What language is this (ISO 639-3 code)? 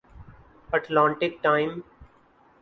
urd